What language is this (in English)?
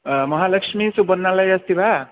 Sanskrit